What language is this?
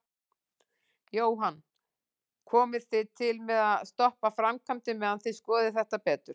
Icelandic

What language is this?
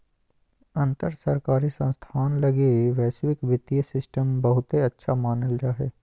Magahi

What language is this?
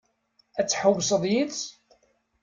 Kabyle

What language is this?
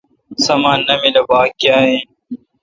Kalkoti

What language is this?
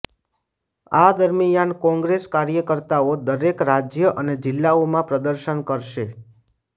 Gujarati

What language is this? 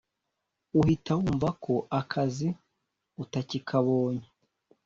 Kinyarwanda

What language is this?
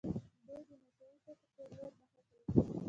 Pashto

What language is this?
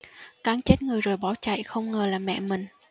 Vietnamese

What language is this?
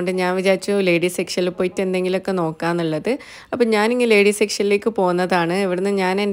Arabic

